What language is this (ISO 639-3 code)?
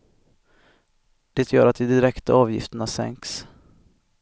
swe